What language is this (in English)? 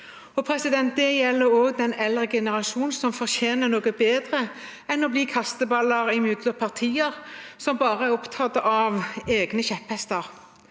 Norwegian